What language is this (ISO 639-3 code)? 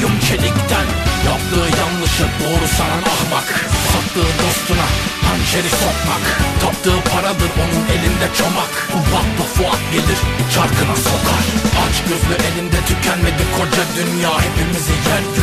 tur